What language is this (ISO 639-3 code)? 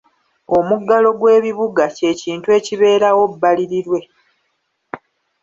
lug